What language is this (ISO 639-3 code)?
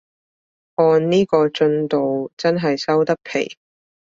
yue